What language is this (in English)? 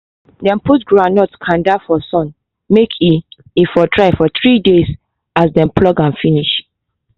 Nigerian Pidgin